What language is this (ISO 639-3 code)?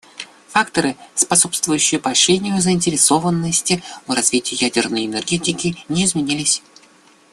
rus